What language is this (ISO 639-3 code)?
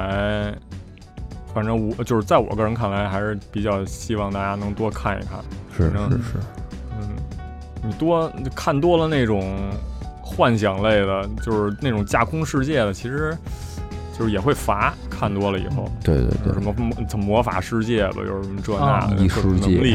zho